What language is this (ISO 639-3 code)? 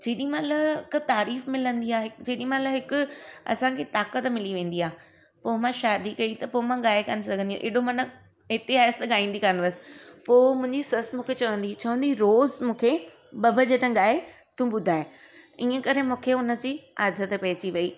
snd